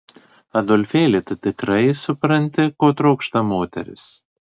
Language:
Lithuanian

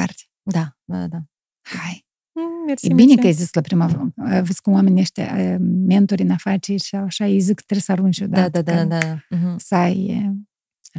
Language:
Romanian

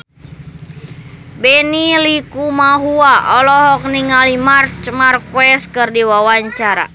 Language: Sundanese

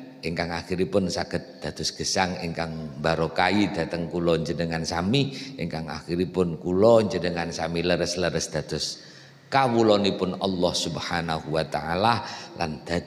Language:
Indonesian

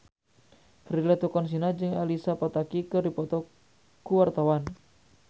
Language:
Sundanese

